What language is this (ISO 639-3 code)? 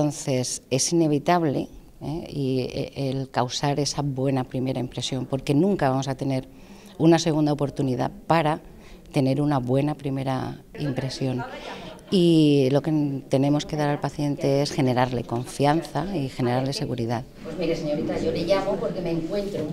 spa